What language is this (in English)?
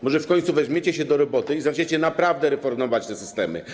Polish